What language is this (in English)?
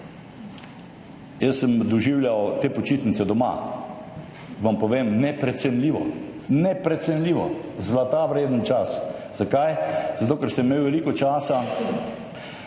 Slovenian